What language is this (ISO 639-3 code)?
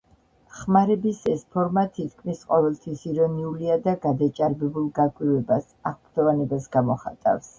kat